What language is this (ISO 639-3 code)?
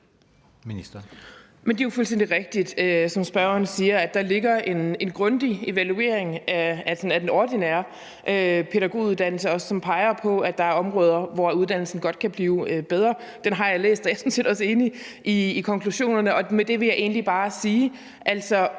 dan